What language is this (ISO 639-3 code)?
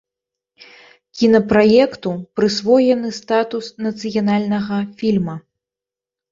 bel